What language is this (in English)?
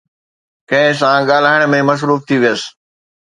Sindhi